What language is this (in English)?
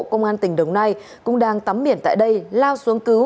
Vietnamese